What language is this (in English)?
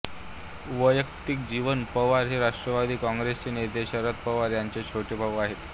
Marathi